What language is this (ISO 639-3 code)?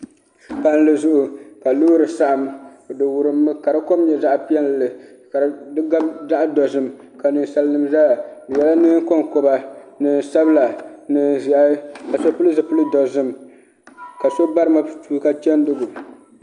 dag